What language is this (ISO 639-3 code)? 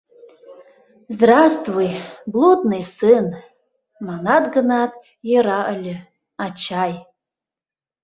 chm